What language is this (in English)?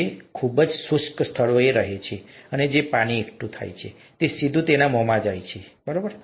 Gujarati